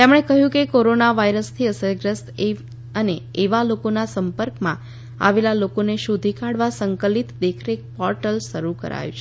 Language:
Gujarati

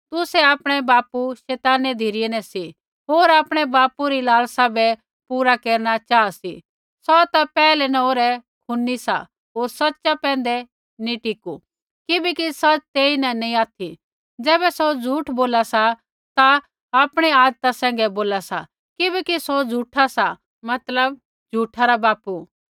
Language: Kullu Pahari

